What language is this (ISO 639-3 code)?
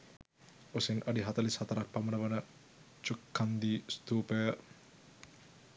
sin